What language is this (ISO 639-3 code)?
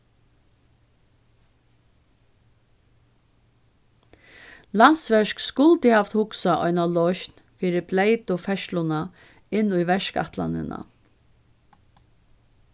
fao